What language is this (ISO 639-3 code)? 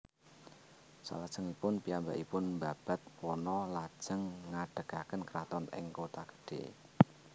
jav